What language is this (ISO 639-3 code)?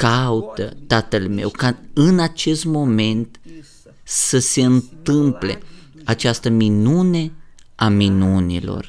ron